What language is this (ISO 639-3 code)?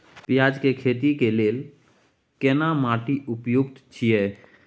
mai